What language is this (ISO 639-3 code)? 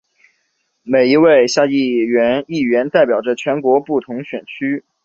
zho